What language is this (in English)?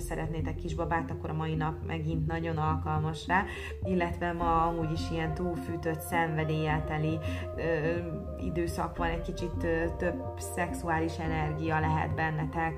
Hungarian